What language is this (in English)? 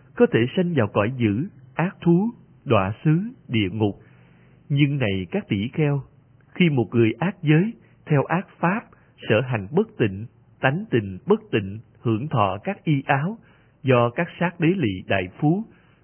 Vietnamese